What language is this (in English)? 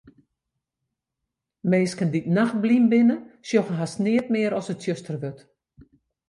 Western Frisian